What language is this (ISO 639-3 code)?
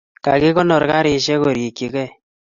kln